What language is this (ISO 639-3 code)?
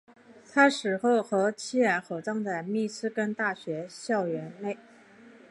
zho